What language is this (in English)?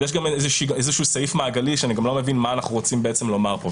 Hebrew